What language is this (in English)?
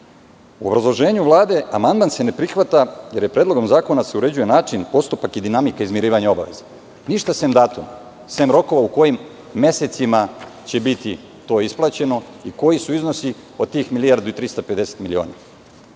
Serbian